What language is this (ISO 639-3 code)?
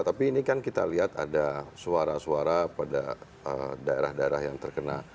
ind